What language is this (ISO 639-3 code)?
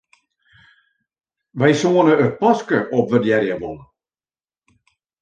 fry